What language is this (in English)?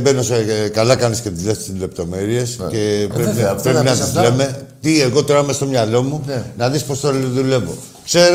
Greek